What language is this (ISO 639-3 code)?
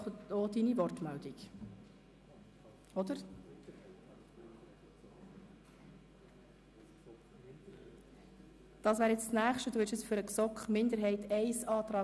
gsw